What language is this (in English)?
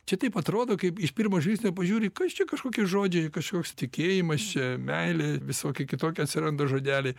Lithuanian